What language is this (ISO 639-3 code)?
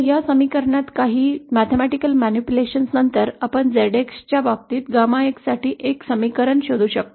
mar